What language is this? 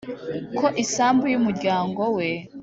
Kinyarwanda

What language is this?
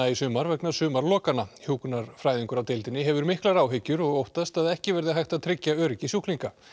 Icelandic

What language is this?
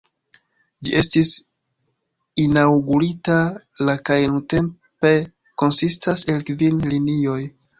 Esperanto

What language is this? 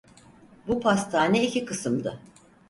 Turkish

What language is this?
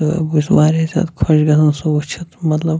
Kashmiri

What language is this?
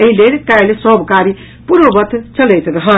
Maithili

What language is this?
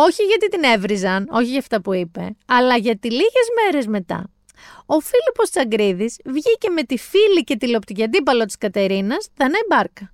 Greek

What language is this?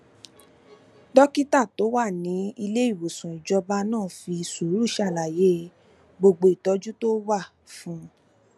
Yoruba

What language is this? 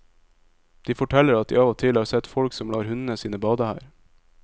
Norwegian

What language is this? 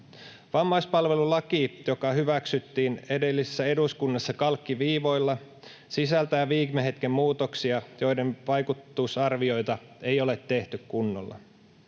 Finnish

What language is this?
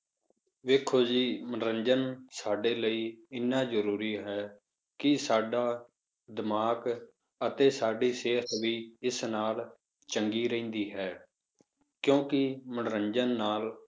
Punjabi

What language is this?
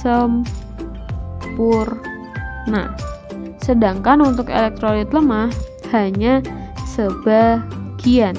Indonesian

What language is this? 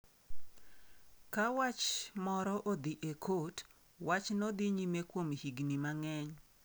Luo (Kenya and Tanzania)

